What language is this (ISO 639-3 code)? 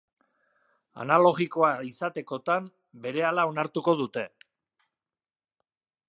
eus